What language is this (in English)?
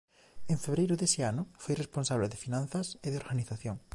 Galician